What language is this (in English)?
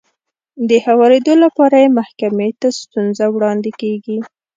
Pashto